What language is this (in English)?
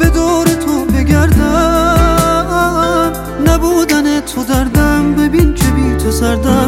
Persian